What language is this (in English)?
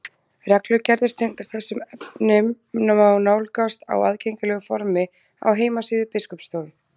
Icelandic